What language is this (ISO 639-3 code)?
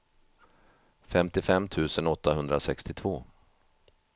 swe